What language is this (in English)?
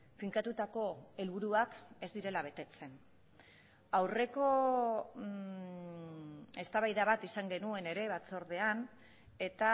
Basque